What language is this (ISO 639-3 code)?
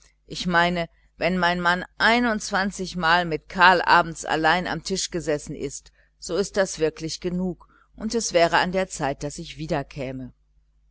deu